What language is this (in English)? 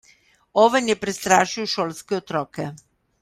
Slovenian